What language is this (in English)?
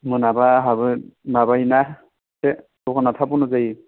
Bodo